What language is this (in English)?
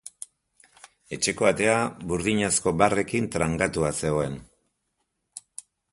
Basque